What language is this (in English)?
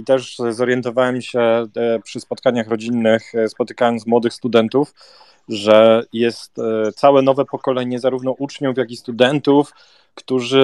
Polish